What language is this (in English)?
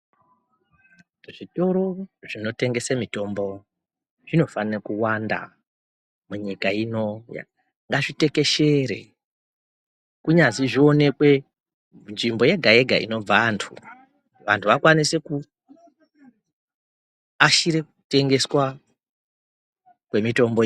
Ndau